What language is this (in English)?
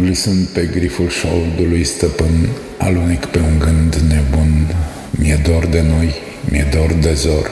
Romanian